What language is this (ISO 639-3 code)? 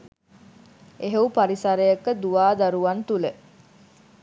sin